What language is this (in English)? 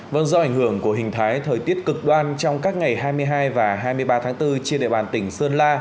Vietnamese